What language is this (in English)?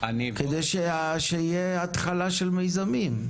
Hebrew